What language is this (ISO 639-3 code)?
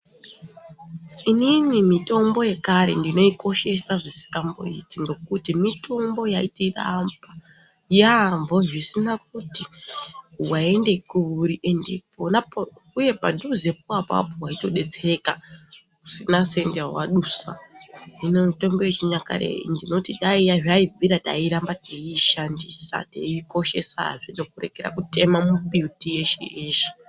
ndc